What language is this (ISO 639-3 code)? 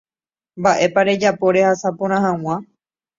grn